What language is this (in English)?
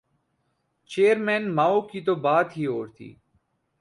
Urdu